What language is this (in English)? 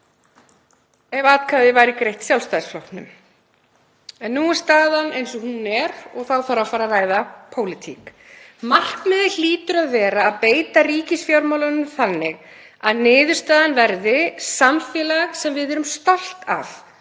Icelandic